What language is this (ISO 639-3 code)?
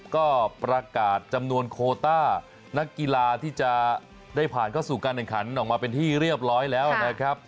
tha